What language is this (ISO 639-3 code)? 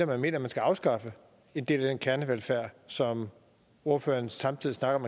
dan